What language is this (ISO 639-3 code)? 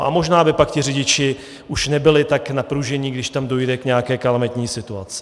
ces